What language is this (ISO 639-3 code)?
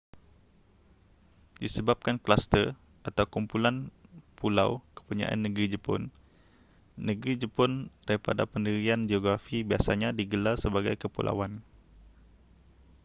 msa